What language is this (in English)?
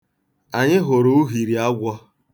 Igbo